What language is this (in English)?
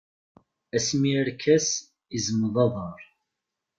Kabyle